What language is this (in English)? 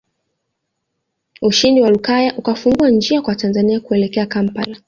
Swahili